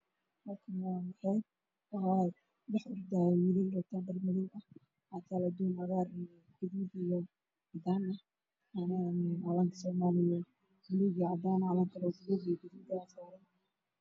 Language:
Somali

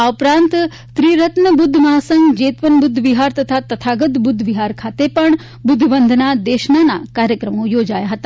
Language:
Gujarati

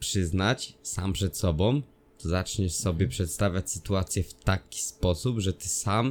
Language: Polish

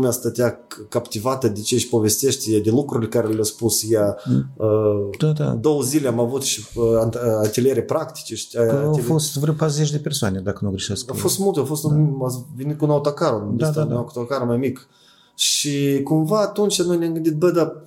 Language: Romanian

